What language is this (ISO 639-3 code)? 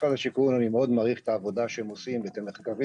heb